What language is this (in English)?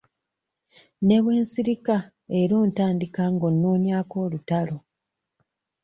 Ganda